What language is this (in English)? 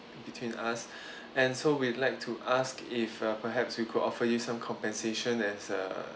English